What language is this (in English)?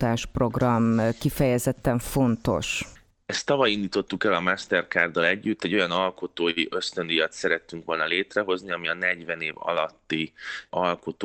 Hungarian